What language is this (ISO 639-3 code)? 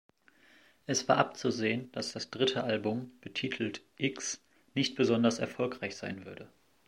deu